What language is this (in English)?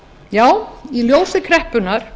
Icelandic